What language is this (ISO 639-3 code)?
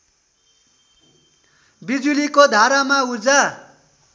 nep